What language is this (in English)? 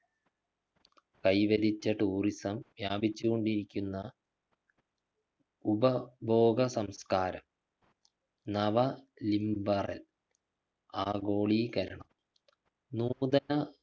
Malayalam